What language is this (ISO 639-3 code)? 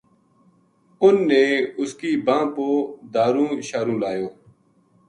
gju